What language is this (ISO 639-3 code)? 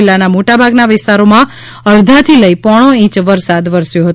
guj